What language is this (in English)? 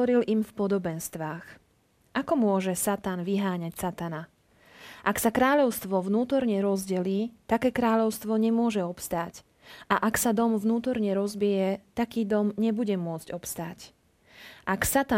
Slovak